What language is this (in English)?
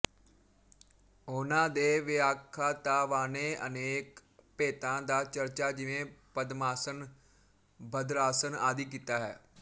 Punjabi